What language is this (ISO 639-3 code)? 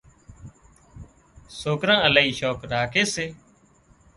kxp